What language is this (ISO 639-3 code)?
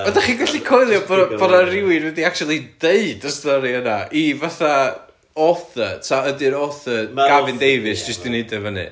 cym